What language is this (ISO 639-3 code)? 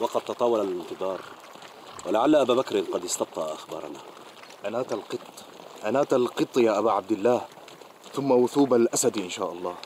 ara